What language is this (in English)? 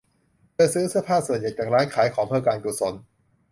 Thai